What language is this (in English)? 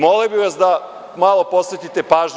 Serbian